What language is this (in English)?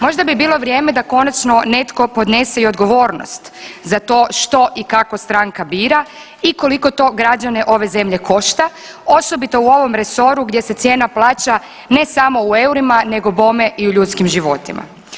Croatian